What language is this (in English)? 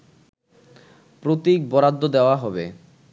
Bangla